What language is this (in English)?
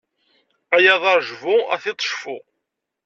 Kabyle